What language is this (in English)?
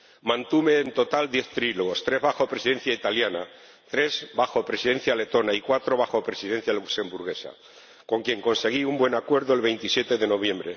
Spanish